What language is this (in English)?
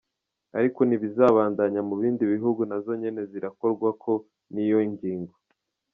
Kinyarwanda